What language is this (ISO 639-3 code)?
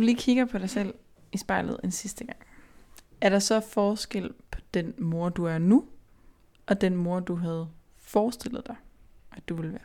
dan